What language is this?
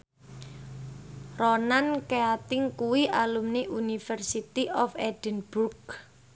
Javanese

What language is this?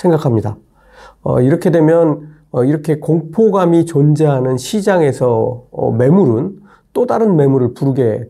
Korean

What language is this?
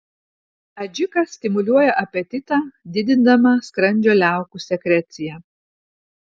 Lithuanian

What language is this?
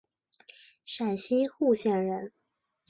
Chinese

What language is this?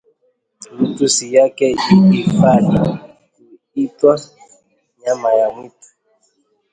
Swahili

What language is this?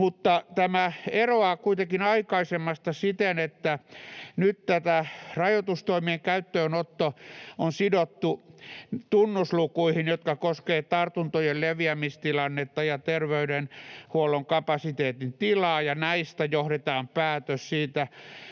Finnish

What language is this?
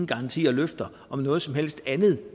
Danish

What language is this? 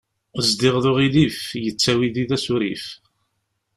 Kabyle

